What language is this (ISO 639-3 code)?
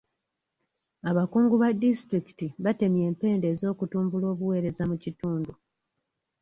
lug